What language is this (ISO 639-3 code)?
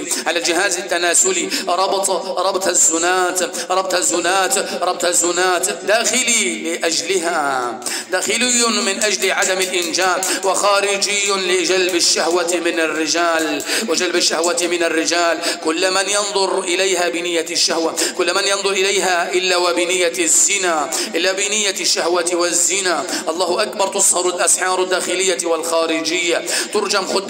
ara